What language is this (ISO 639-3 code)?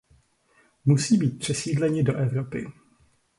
ces